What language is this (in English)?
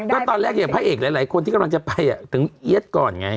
Thai